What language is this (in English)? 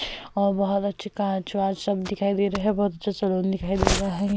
Hindi